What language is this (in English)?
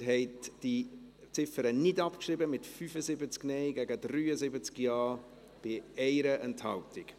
Swiss German